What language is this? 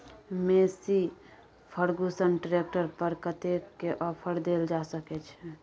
Maithili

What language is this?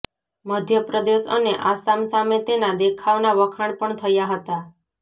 Gujarati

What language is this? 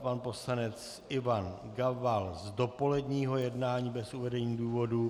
Czech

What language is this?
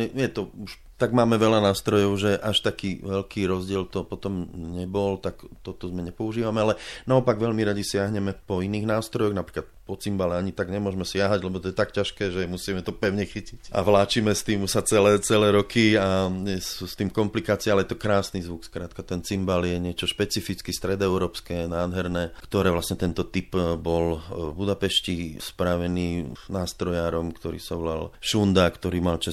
Slovak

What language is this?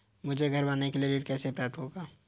Hindi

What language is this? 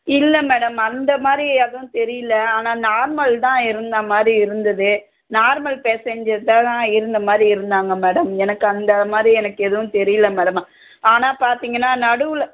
Tamil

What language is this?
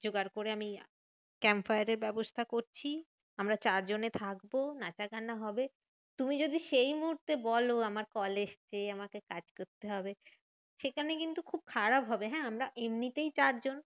Bangla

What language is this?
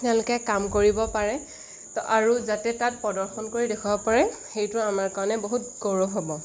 Assamese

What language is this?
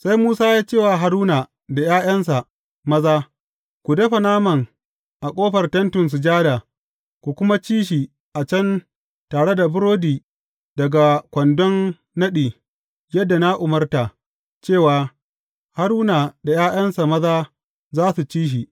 Hausa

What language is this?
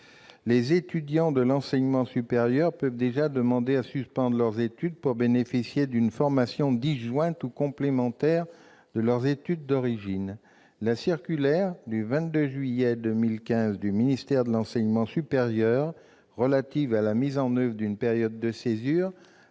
French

